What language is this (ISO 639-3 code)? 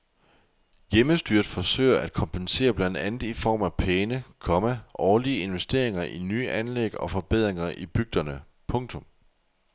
dan